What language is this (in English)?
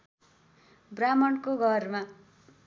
Nepali